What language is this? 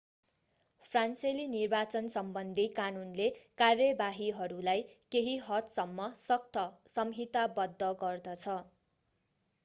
Nepali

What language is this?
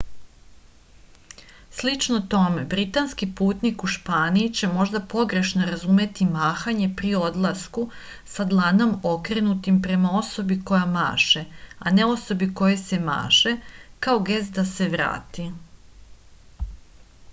Serbian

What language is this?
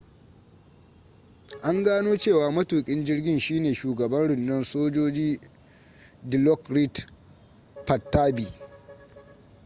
Hausa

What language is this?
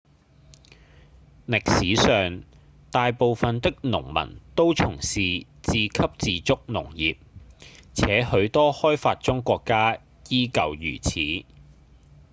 Cantonese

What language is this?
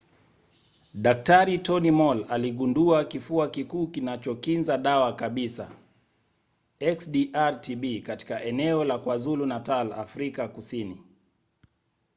Swahili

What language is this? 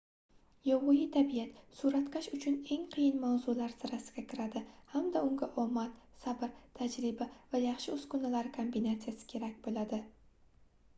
Uzbek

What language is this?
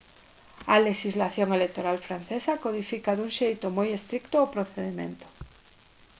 Galician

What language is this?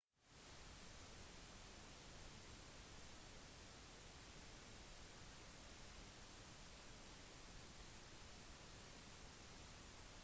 Norwegian Bokmål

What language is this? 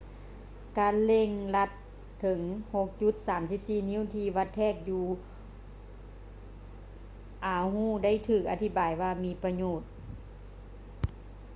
Lao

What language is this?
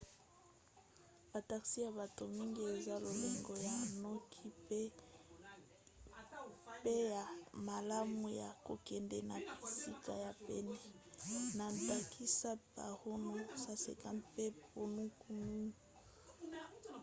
Lingala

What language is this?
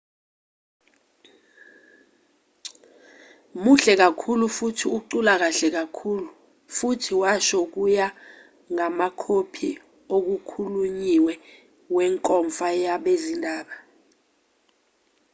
Zulu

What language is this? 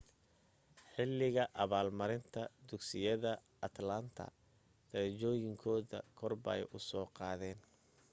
Somali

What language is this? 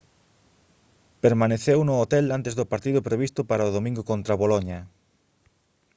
Galician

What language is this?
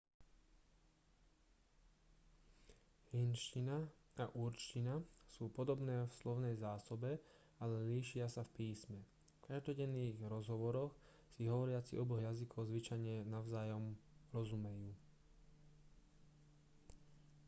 Slovak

